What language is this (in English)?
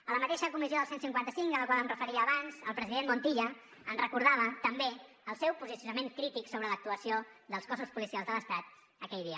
Catalan